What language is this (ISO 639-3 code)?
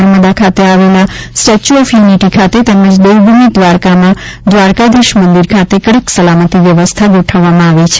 guj